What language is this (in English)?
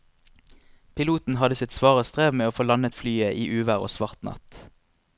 Norwegian